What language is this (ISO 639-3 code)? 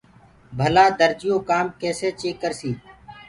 ggg